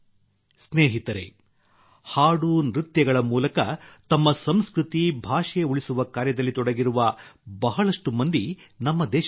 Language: Kannada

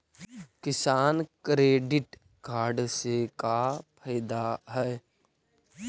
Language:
Magahi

